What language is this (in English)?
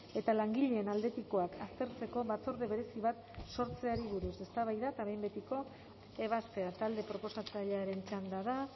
Basque